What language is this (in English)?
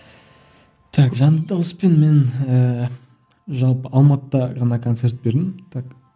Kazakh